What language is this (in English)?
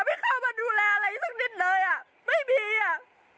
Thai